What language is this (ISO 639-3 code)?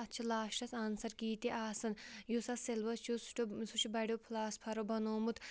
kas